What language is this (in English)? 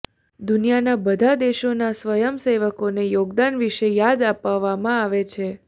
Gujarati